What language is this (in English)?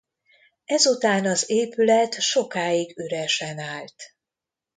Hungarian